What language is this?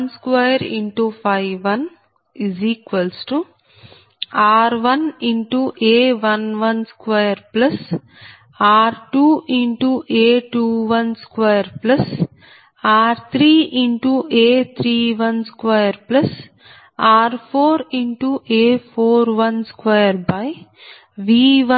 Telugu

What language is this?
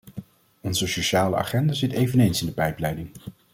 Dutch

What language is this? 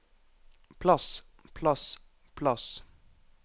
Norwegian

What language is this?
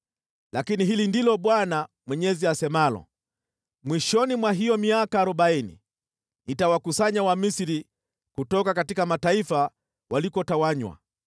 Swahili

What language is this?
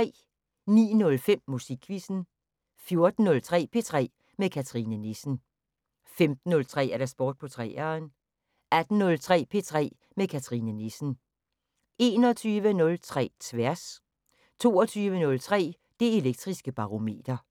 Danish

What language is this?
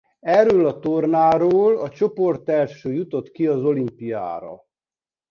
Hungarian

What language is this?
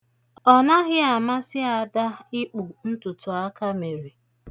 Igbo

